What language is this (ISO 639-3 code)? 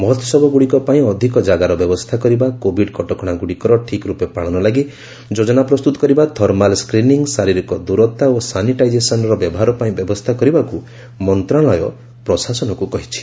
ori